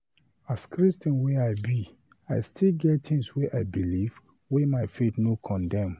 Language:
Nigerian Pidgin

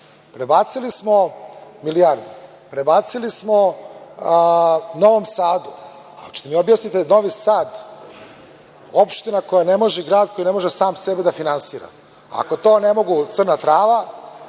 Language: Serbian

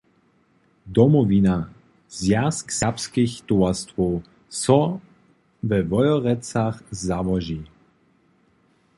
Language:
Upper Sorbian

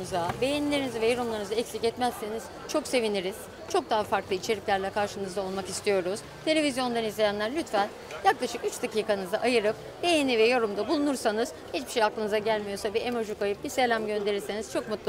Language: Turkish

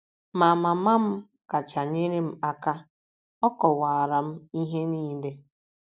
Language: Igbo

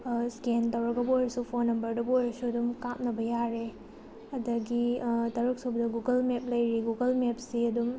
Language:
Manipuri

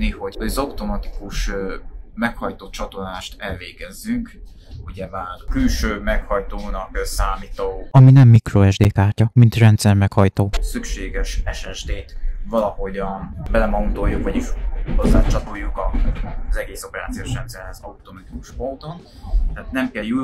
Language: Hungarian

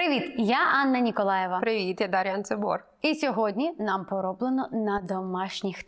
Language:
Ukrainian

